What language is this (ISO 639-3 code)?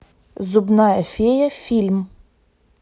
rus